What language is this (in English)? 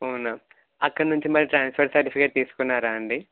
Telugu